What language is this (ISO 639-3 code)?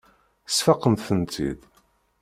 kab